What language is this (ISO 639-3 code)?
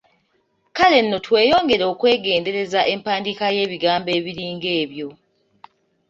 lug